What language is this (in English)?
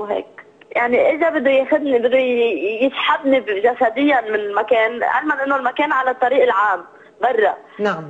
Arabic